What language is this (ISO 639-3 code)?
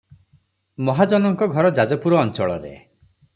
ori